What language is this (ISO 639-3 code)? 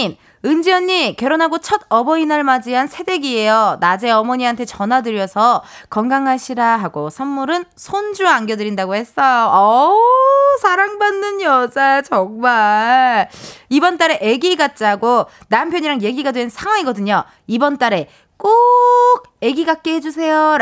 kor